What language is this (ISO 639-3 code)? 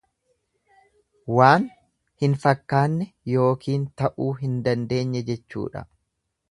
orm